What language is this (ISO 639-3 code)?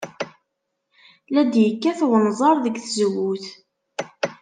kab